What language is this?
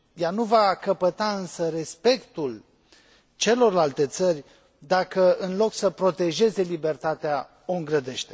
Romanian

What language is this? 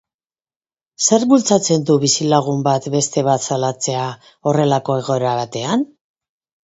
Basque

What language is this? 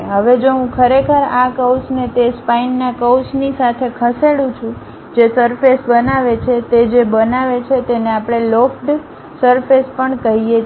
Gujarati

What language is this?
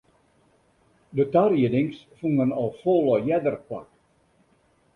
Western Frisian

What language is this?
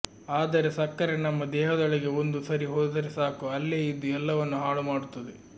Kannada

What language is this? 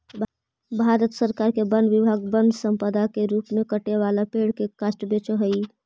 Magahi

